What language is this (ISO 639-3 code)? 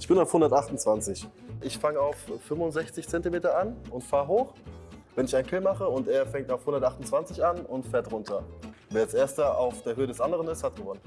deu